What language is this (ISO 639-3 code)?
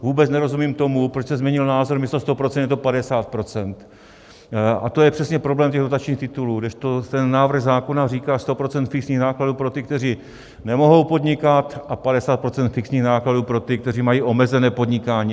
ces